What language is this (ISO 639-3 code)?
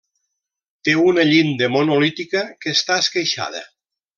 cat